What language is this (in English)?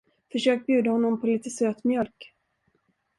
Swedish